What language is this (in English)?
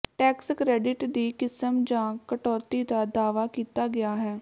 Punjabi